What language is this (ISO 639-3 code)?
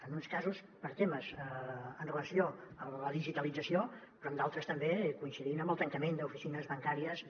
cat